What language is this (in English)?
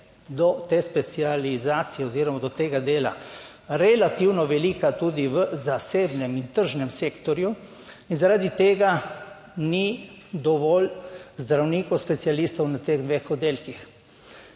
Slovenian